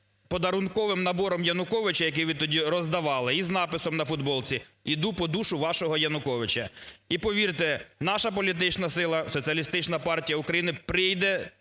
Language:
Ukrainian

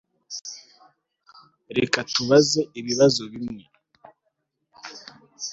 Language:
Kinyarwanda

